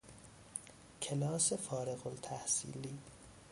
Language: Persian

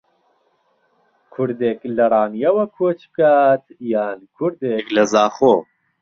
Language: Central Kurdish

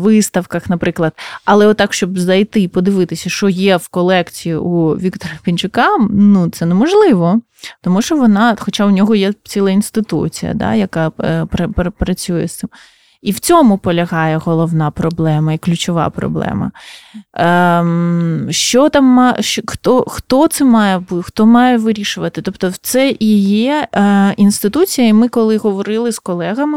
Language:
Ukrainian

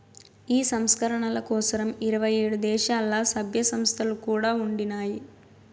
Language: Telugu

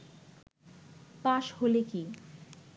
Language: Bangla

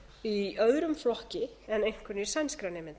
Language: Icelandic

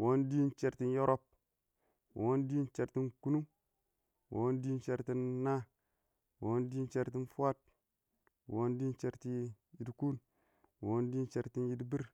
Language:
Awak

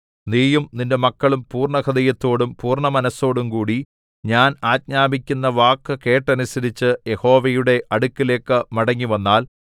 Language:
Malayalam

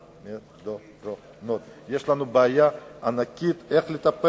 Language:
Hebrew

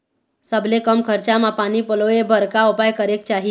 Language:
Chhattisgarhi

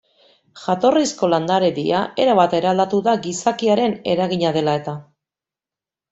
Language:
Basque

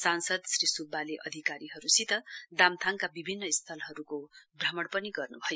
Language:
Nepali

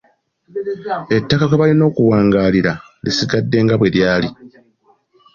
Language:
Ganda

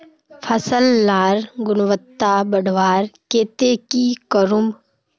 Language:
Magahi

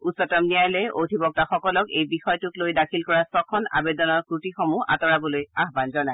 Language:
Assamese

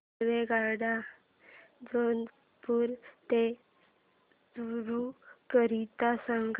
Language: Marathi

